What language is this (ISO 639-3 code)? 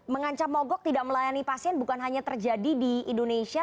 ind